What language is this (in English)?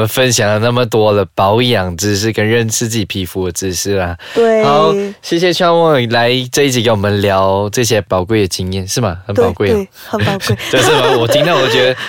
Chinese